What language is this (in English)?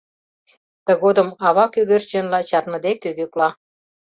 Mari